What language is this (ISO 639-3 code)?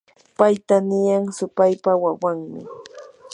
qur